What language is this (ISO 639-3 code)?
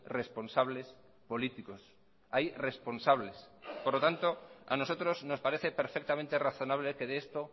spa